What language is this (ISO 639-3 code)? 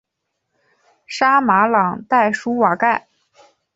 zho